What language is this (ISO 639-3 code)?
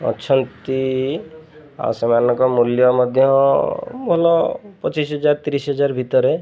ori